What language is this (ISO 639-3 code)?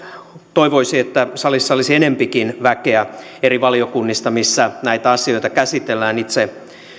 fin